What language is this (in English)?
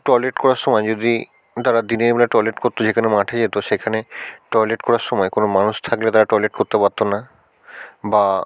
Bangla